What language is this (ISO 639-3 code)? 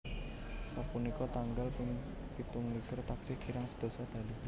jav